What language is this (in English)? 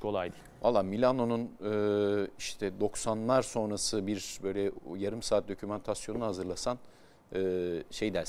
Turkish